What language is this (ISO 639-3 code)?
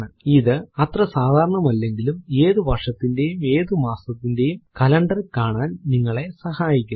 mal